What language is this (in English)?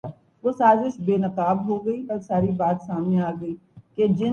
Urdu